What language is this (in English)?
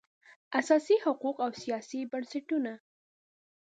Pashto